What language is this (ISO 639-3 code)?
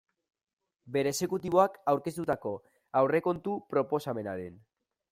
eus